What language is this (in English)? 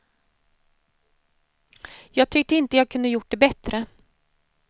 Swedish